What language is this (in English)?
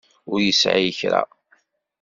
Kabyle